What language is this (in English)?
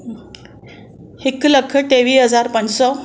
Sindhi